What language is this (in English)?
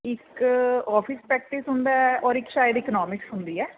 Punjabi